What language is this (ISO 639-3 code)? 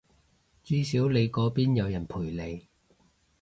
yue